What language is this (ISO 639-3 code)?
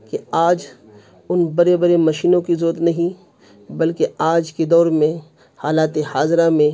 urd